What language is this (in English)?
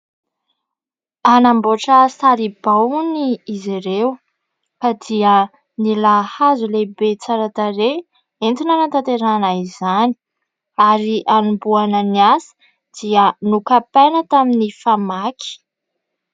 Malagasy